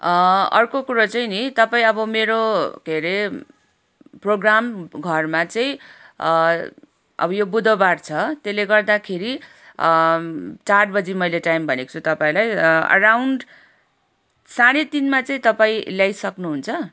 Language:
Nepali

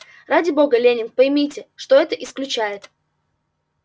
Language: Russian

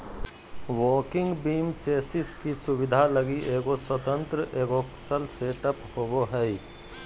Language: Magahi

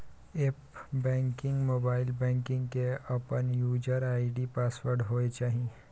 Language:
Maithili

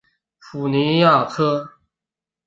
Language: Chinese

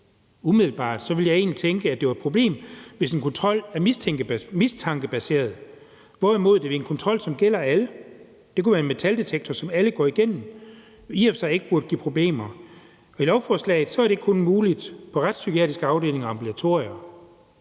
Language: Danish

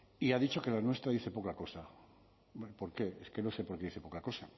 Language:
Spanish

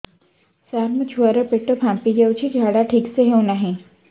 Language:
Odia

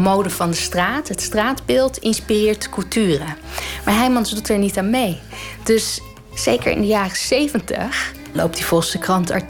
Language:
Dutch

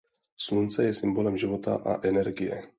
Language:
Czech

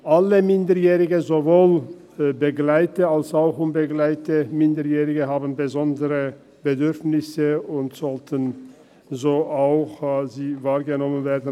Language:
Swiss German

